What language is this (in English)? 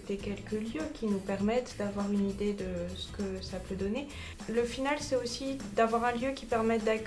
French